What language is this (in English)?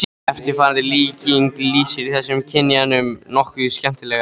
Icelandic